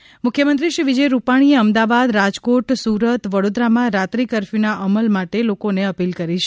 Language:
Gujarati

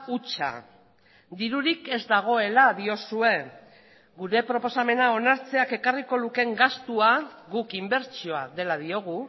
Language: Basque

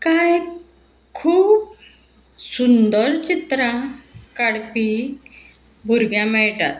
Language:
Konkani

